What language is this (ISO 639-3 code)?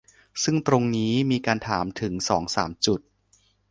tha